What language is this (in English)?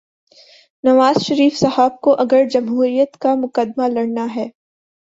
Urdu